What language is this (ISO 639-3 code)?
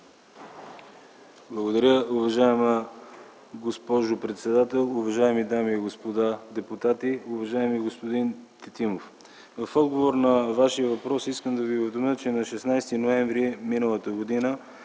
bul